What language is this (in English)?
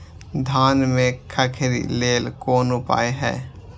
Maithili